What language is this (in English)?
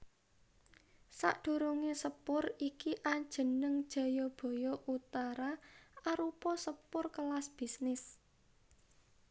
Javanese